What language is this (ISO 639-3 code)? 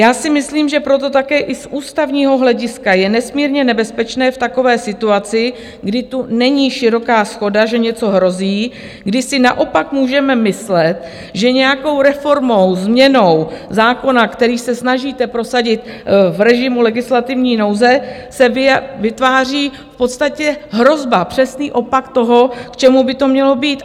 ces